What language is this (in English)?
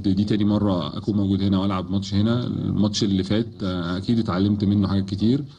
Arabic